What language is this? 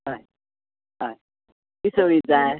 Konkani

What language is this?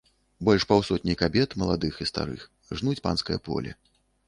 Belarusian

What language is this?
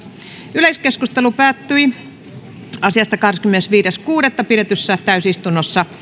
Finnish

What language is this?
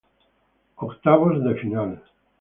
Spanish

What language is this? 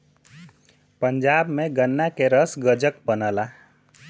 Bhojpuri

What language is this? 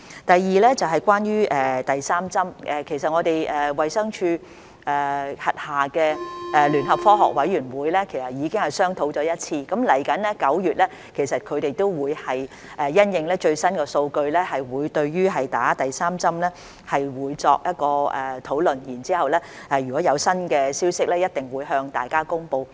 Cantonese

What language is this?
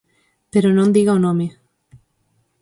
Galician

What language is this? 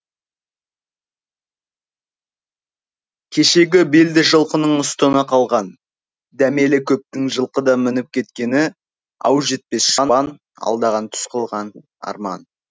Kazakh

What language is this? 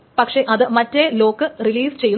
Malayalam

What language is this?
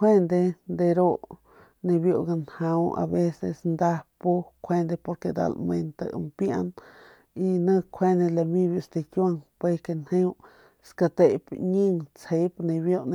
Northern Pame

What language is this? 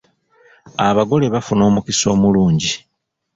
Ganda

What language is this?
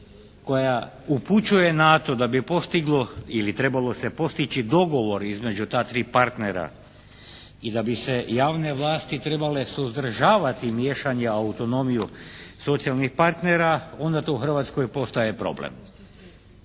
Croatian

